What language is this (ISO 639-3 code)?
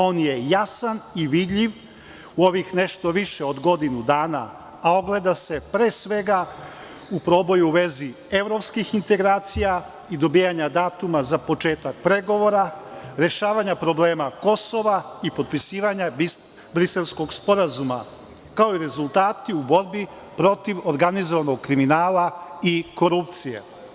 srp